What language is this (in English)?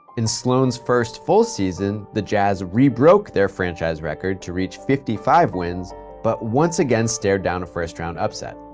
English